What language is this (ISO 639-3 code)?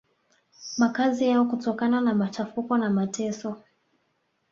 swa